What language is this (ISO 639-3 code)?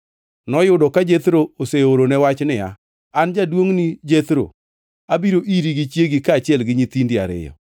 luo